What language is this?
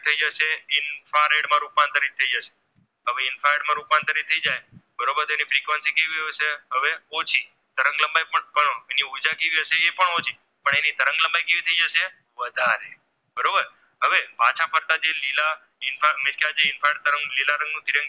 Gujarati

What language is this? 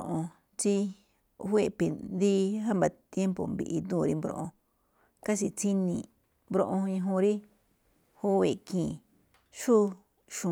Malinaltepec Me'phaa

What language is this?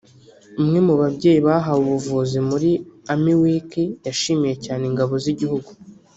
Kinyarwanda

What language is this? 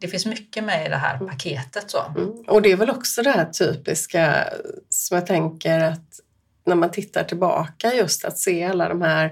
Swedish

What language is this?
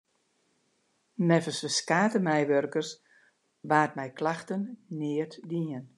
Western Frisian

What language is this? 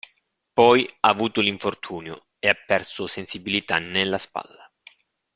Italian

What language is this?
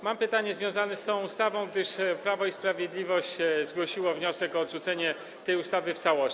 Polish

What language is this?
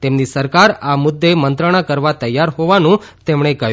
Gujarati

